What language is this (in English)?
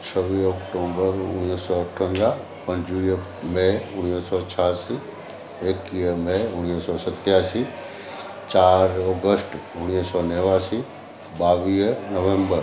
Sindhi